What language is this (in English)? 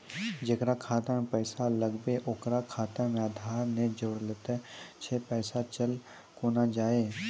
Maithili